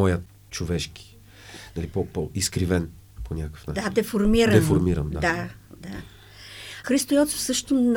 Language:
Bulgarian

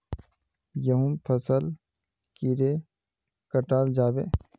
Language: Magahi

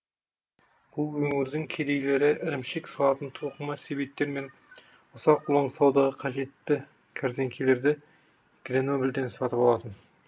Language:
Kazakh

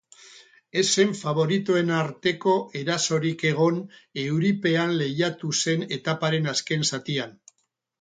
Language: Basque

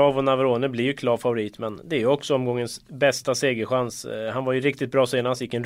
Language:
Swedish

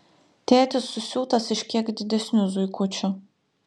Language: Lithuanian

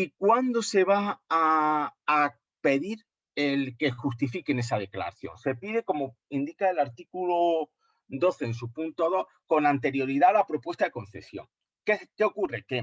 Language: Spanish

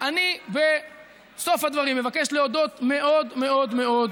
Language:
Hebrew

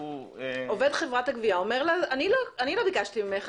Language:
Hebrew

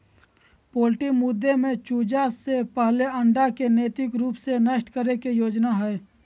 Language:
Magahi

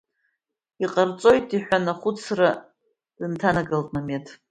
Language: Abkhazian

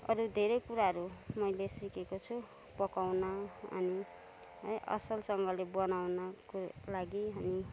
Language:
Nepali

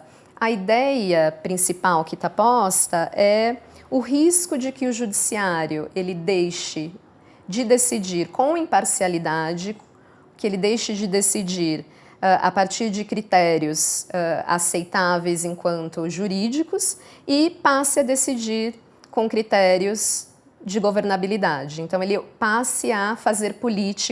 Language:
Portuguese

